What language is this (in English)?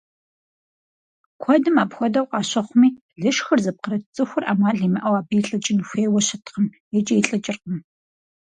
Kabardian